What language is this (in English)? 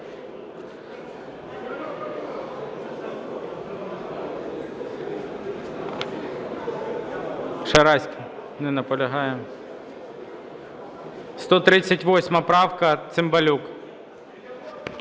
Ukrainian